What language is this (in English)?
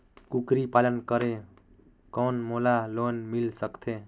Chhattisgarhi